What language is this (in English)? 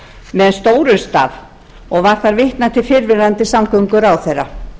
Icelandic